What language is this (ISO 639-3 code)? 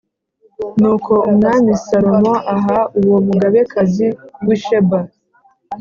kin